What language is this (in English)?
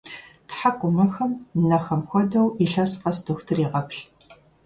Kabardian